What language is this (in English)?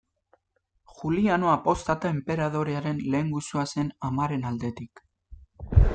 Basque